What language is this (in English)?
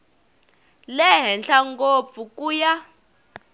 Tsonga